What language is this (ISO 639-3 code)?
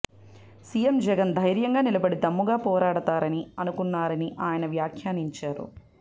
tel